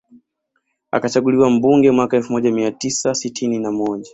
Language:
Swahili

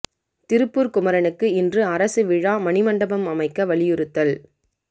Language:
Tamil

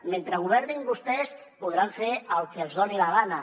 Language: Catalan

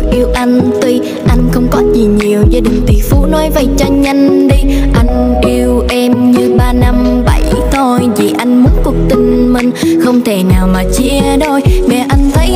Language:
Vietnamese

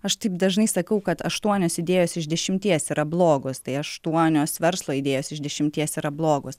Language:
Lithuanian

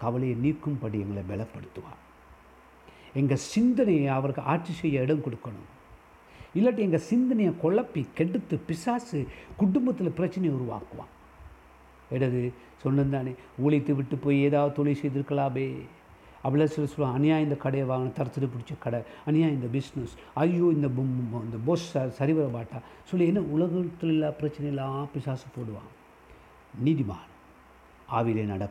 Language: Tamil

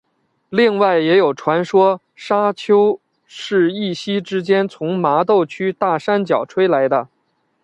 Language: Chinese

